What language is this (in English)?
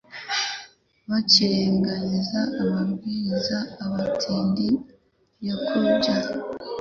Kinyarwanda